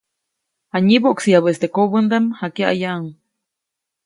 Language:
Copainalá Zoque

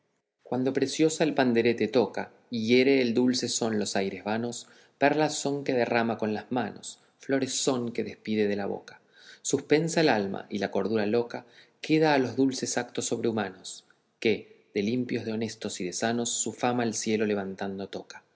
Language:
Spanish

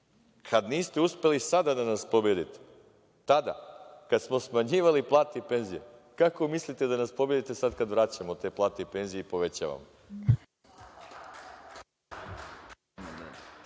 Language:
Serbian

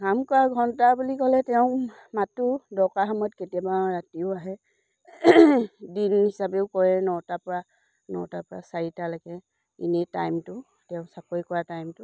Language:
Assamese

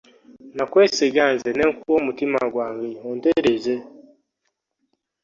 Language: Ganda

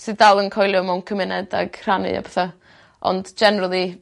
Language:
Welsh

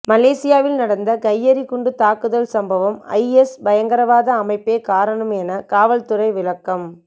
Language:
Tamil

